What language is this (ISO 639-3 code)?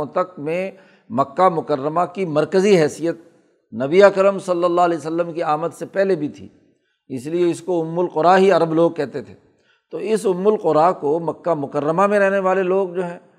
urd